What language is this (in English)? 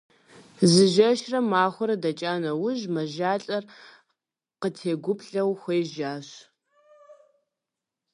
Kabardian